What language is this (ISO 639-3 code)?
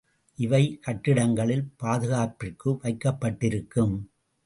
tam